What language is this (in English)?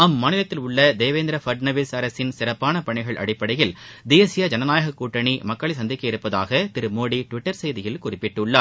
Tamil